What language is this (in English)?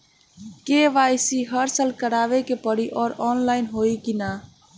Bhojpuri